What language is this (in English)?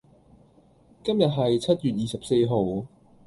Cantonese